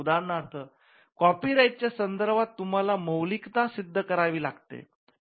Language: Marathi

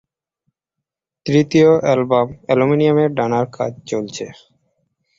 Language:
Bangla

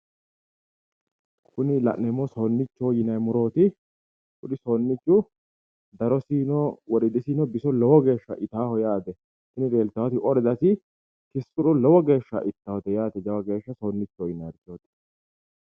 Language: Sidamo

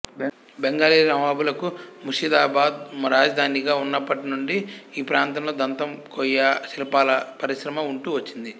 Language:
Telugu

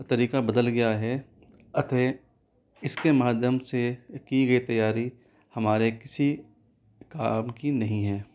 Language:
Hindi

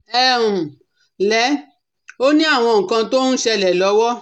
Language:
Yoruba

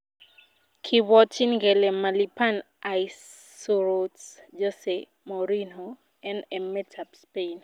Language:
Kalenjin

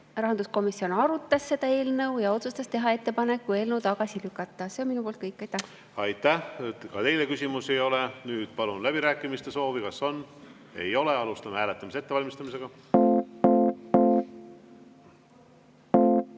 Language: Estonian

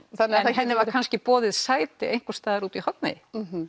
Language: Icelandic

